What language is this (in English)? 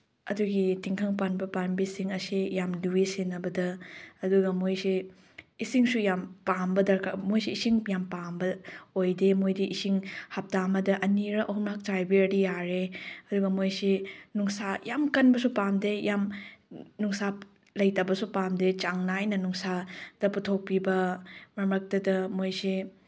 Manipuri